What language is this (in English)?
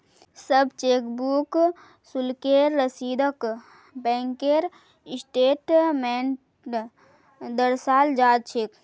Magahi